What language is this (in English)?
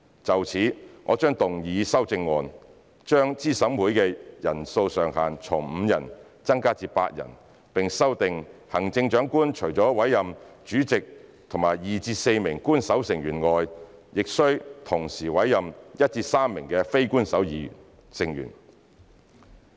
Cantonese